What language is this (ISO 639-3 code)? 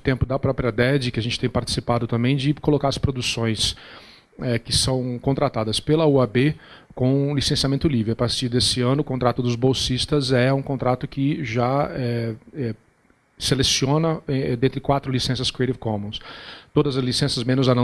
por